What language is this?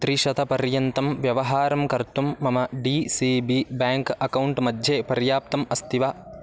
Sanskrit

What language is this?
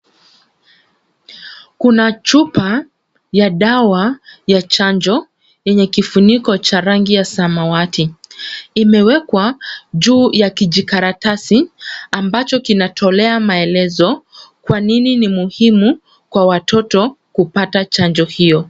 Swahili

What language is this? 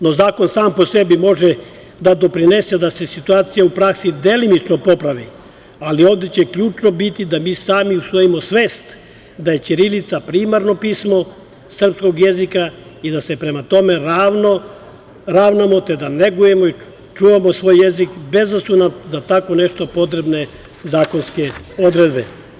Serbian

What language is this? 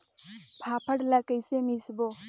Chhattisgarhi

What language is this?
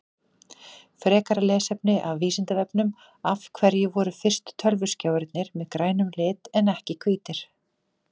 Icelandic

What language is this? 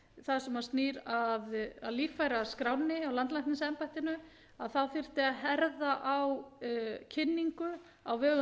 Icelandic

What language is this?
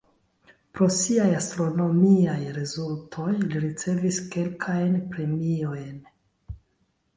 Esperanto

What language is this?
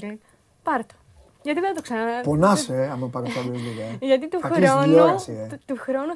Greek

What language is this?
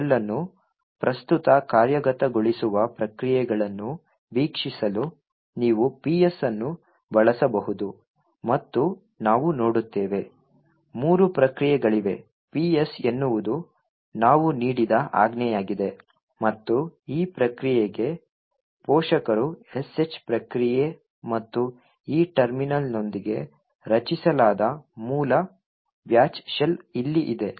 Kannada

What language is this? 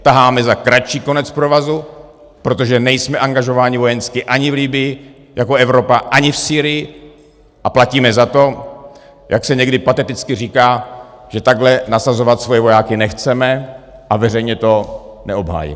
Czech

